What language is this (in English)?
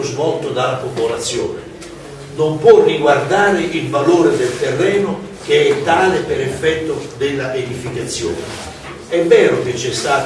Italian